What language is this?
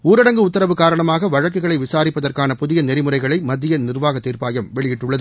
Tamil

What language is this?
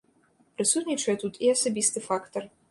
Belarusian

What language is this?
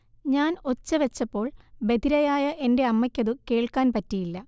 Malayalam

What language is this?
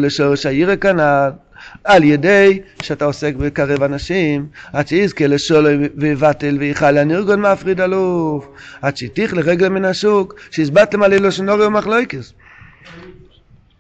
Hebrew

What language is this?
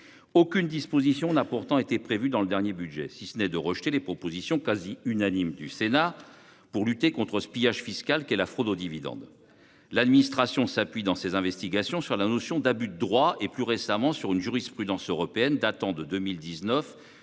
French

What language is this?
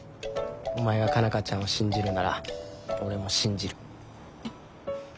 Japanese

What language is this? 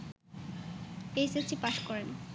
Bangla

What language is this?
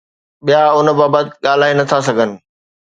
Sindhi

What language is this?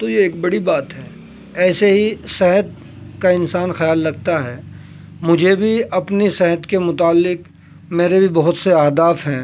Urdu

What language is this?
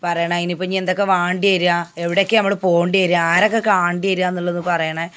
Malayalam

